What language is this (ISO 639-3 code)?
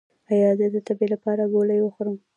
pus